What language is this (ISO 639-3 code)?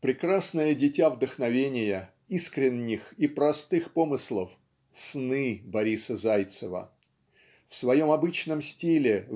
rus